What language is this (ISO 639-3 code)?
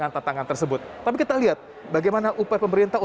ind